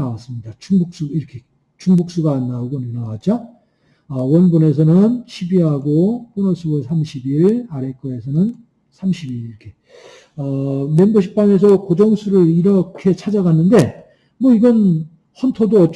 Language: Korean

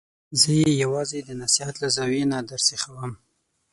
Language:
Pashto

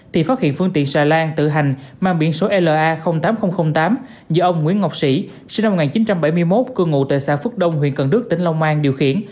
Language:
Vietnamese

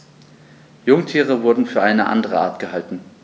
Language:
German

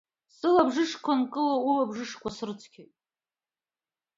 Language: Abkhazian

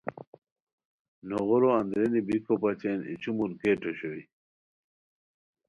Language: Khowar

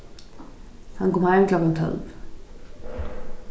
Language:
Faroese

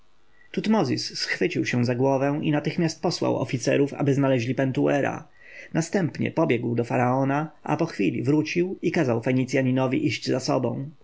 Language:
Polish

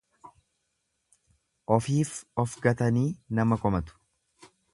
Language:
Oromo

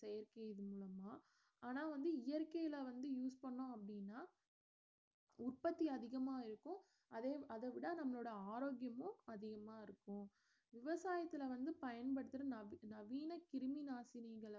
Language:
Tamil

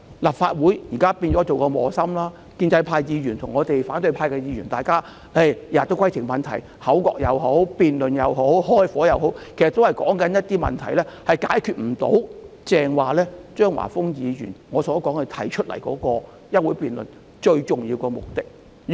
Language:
Cantonese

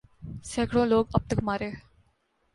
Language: Urdu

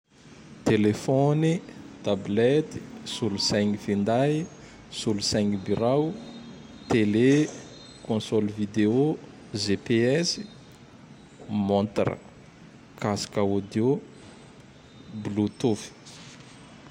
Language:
Tandroy-Mahafaly Malagasy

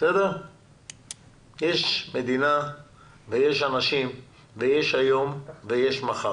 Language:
Hebrew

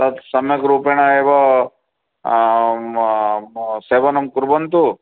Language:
Sanskrit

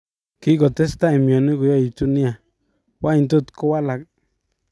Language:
Kalenjin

